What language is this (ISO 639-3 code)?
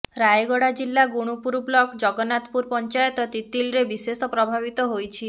ori